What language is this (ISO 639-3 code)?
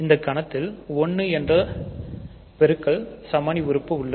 tam